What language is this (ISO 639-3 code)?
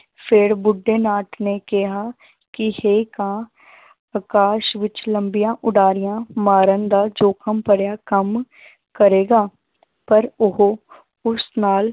pan